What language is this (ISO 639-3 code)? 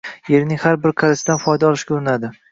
uzb